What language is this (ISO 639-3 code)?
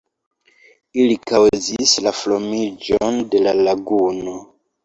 epo